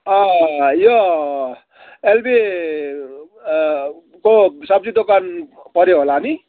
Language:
Nepali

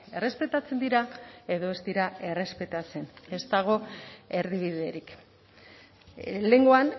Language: Basque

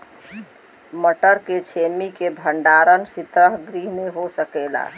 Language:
Bhojpuri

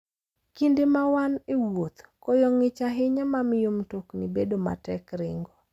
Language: Luo (Kenya and Tanzania)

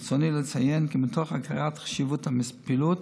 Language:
Hebrew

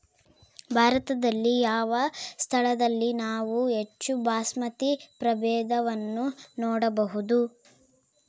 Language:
Kannada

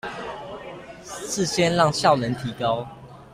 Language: Chinese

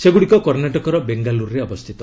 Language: Odia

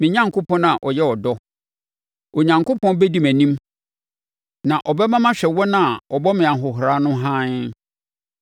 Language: Akan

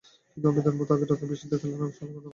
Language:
Bangla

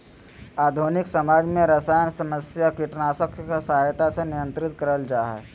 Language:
Magahi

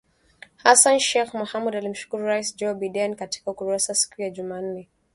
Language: Swahili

